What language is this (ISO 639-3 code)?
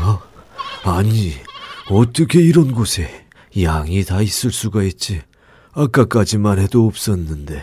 kor